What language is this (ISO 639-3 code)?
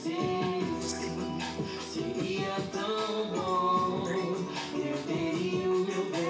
ron